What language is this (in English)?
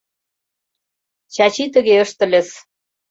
Mari